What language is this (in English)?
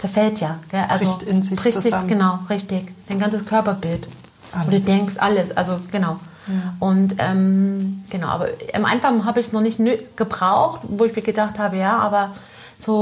German